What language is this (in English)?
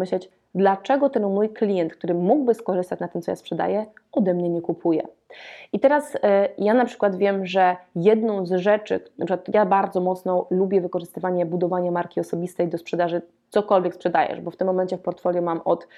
Polish